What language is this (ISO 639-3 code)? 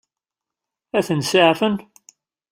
kab